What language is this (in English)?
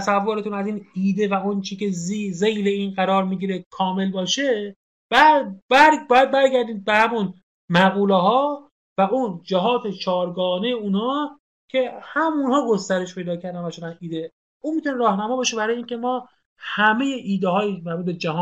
Persian